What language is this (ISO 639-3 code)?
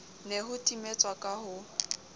sot